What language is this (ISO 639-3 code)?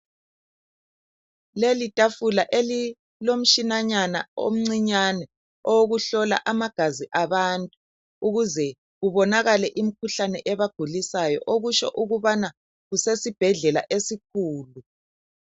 nde